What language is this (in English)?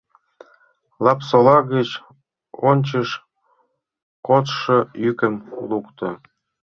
Mari